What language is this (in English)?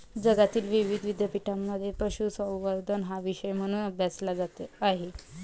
Marathi